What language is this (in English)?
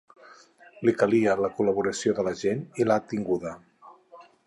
Catalan